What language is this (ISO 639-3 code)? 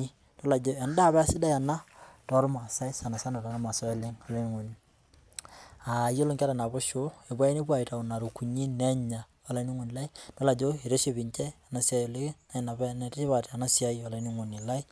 mas